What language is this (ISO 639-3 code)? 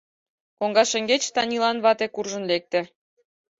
chm